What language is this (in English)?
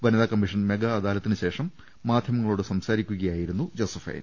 Malayalam